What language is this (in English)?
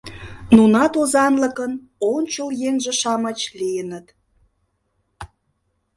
Mari